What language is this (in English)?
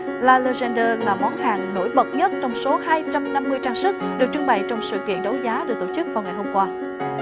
Vietnamese